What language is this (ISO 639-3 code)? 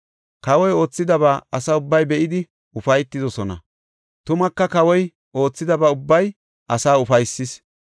gof